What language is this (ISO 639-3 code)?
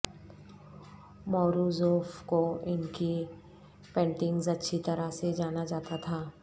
urd